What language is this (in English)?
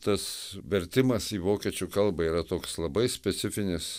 Lithuanian